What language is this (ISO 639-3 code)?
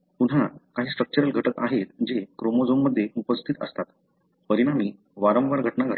mar